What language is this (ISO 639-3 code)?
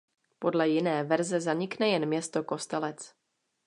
ces